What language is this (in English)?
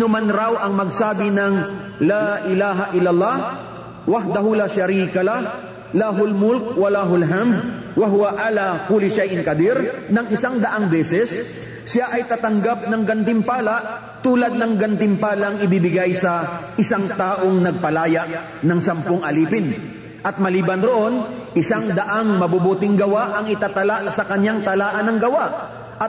Filipino